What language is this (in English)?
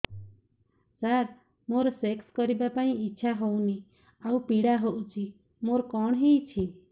Odia